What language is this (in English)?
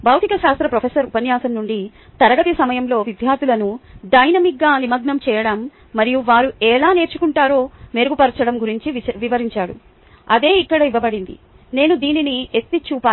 Telugu